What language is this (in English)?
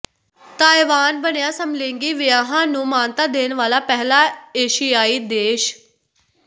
Punjabi